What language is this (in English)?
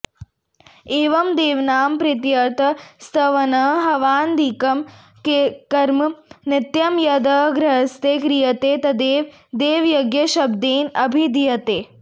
Sanskrit